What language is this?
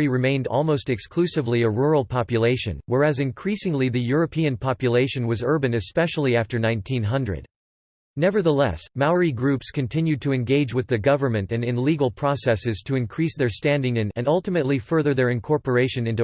English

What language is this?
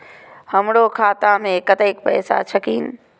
Maithili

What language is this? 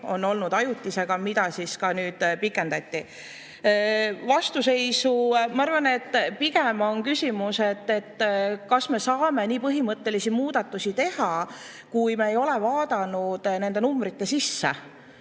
Estonian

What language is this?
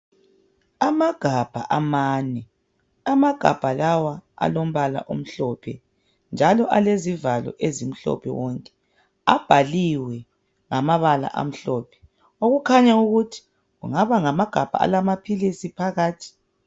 North Ndebele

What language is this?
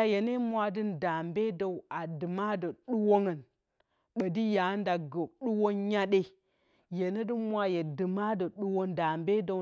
Bacama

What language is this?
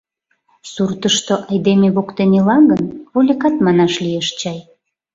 Mari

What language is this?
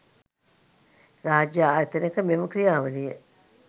Sinhala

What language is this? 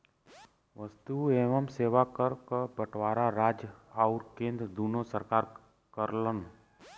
Bhojpuri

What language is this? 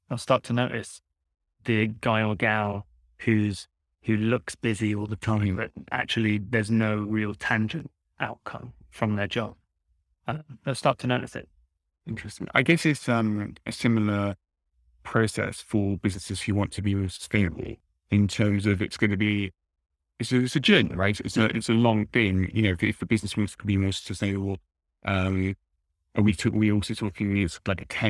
English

